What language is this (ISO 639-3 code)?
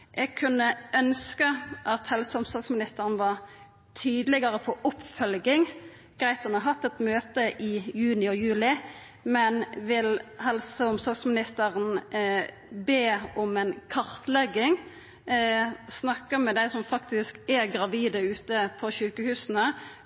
nno